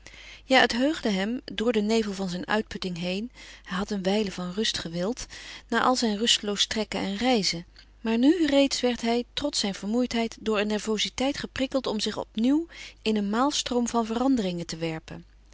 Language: Dutch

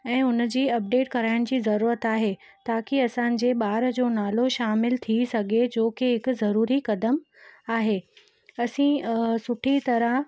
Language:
Sindhi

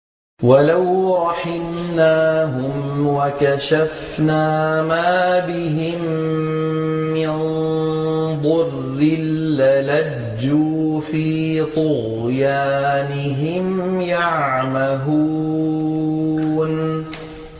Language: Arabic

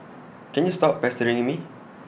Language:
English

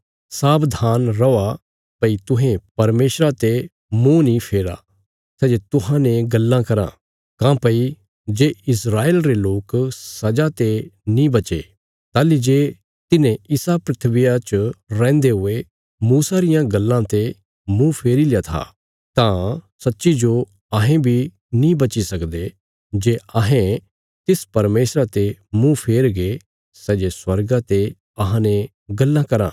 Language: Bilaspuri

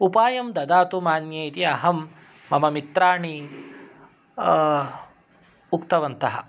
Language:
Sanskrit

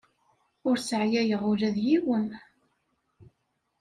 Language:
Kabyle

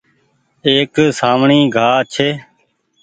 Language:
Goaria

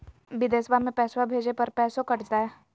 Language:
Magahi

